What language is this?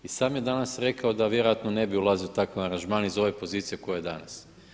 Croatian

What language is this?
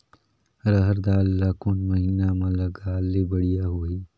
Chhattisgarhi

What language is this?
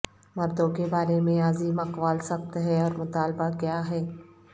Urdu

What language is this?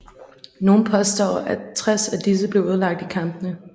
Danish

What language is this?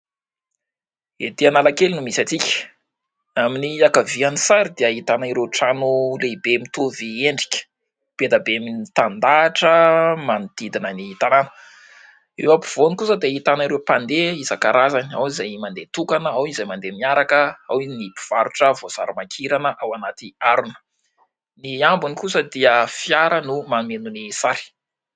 Malagasy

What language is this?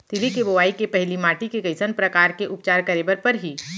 Chhattisgarhi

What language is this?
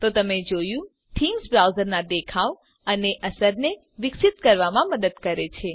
Gujarati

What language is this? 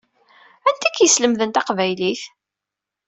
Kabyle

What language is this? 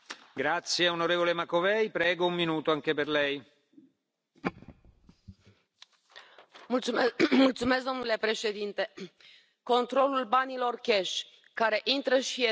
Romanian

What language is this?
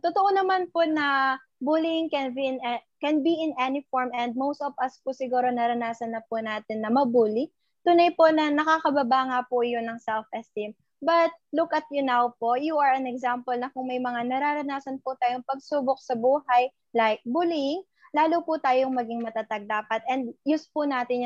Filipino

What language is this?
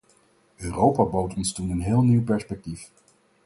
Dutch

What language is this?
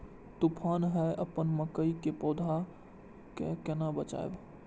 Maithili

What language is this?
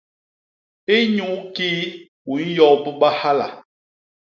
Basaa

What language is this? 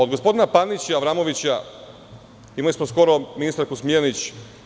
Serbian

